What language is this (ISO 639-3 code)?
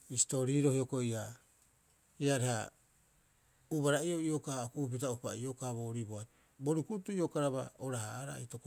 kyx